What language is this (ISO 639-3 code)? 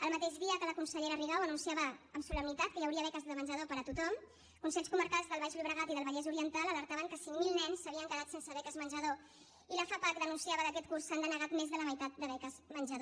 cat